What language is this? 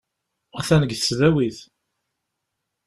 Kabyle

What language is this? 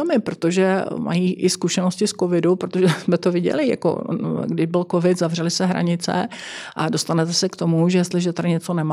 Czech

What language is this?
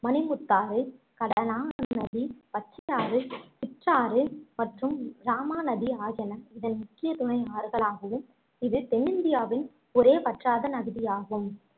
Tamil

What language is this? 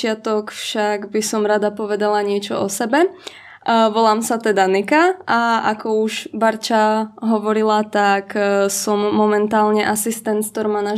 Czech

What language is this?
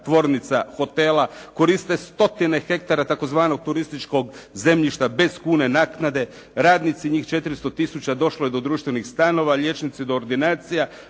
Croatian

